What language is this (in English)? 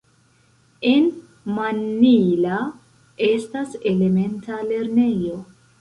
Esperanto